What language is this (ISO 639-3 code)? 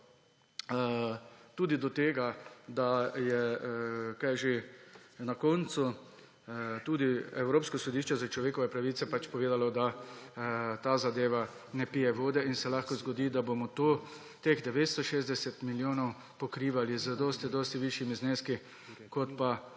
slv